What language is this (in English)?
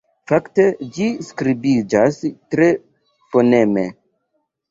Esperanto